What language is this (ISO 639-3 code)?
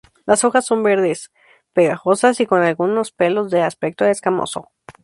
spa